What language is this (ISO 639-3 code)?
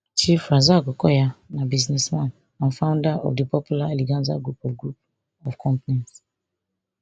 pcm